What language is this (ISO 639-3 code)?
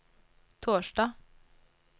nor